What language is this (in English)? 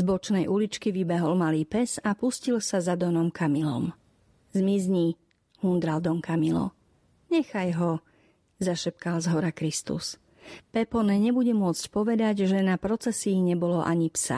Slovak